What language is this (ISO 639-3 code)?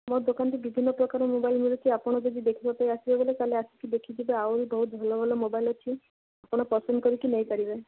ori